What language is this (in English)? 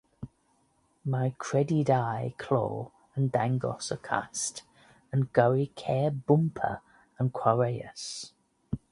Welsh